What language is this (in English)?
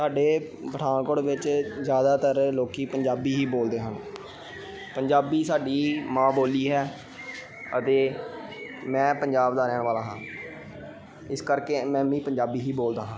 Punjabi